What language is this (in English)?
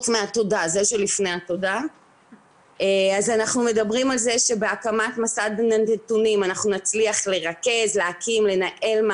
Hebrew